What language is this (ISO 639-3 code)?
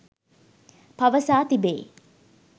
sin